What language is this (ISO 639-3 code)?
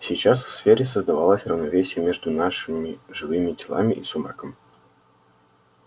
rus